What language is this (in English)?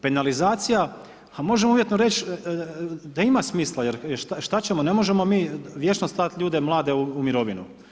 Croatian